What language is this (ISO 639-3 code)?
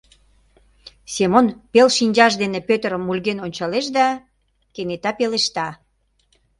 chm